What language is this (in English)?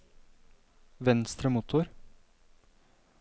Norwegian